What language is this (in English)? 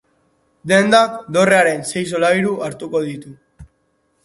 Basque